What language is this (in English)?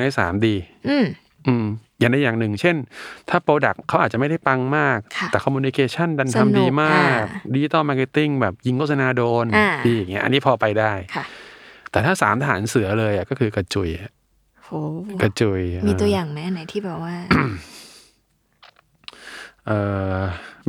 Thai